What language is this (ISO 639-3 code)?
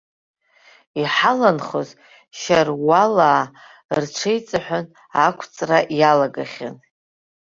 abk